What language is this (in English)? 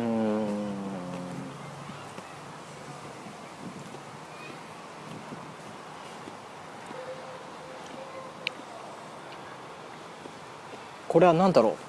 Japanese